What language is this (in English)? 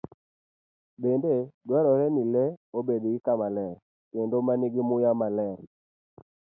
Luo (Kenya and Tanzania)